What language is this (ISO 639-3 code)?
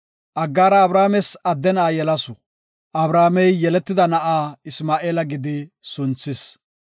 gof